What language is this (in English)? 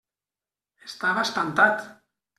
Catalan